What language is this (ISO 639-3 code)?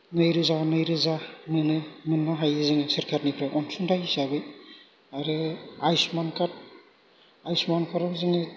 brx